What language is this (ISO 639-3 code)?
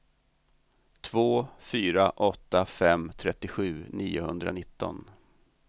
swe